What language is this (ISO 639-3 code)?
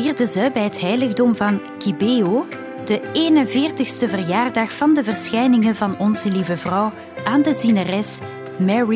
nld